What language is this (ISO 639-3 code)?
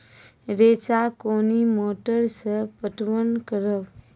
mai